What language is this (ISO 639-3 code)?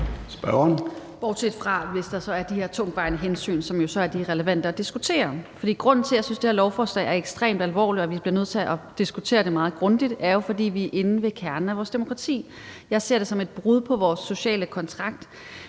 dan